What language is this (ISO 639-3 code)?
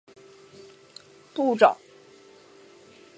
zho